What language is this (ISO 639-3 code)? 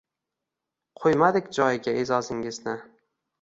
uzb